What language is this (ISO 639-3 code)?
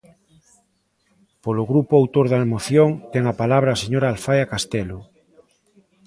glg